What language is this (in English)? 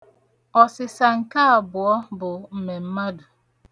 Igbo